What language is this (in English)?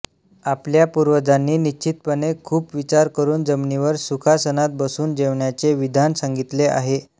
Marathi